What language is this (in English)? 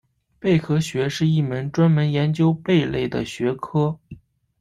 Chinese